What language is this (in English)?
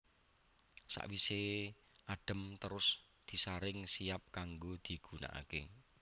Javanese